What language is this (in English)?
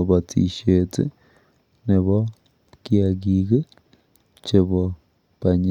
Kalenjin